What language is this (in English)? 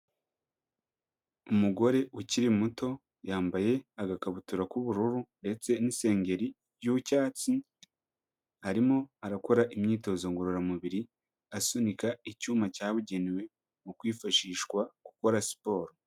Kinyarwanda